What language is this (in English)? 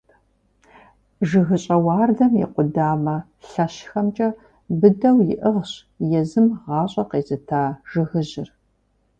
Kabardian